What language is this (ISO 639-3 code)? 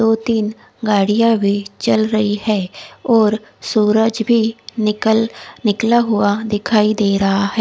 hin